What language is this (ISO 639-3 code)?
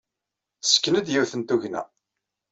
kab